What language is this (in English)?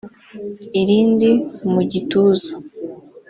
Kinyarwanda